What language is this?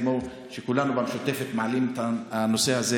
Hebrew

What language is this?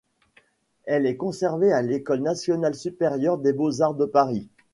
French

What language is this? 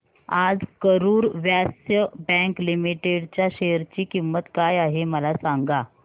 Marathi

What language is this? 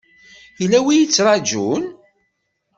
Kabyle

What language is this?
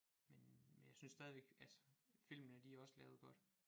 Danish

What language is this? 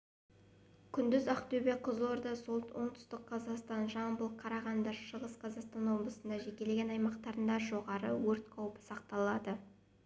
Kazakh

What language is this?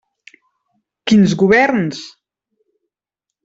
Catalan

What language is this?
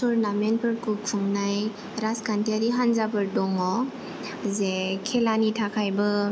Bodo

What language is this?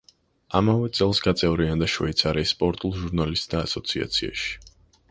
Georgian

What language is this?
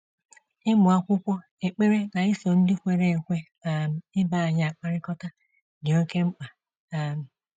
Igbo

